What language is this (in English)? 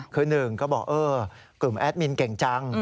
Thai